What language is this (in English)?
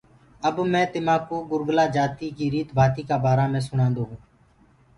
Gurgula